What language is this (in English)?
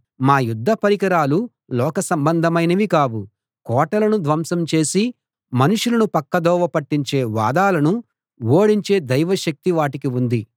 Telugu